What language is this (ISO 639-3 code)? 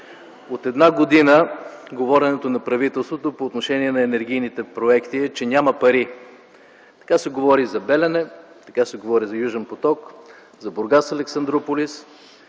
bul